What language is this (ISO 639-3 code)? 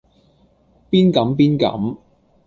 yue